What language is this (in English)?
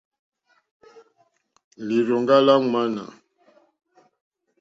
Mokpwe